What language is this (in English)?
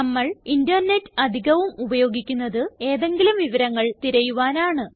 Malayalam